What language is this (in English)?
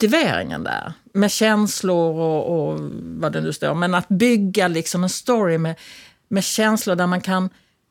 Swedish